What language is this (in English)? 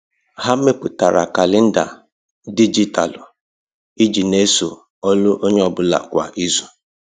Igbo